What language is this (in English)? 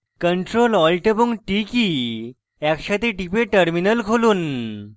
Bangla